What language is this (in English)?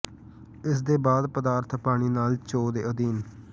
Punjabi